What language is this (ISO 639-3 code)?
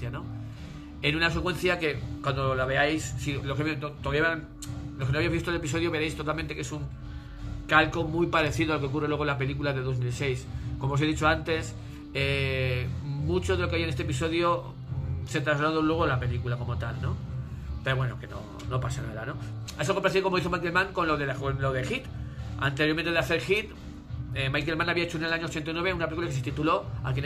spa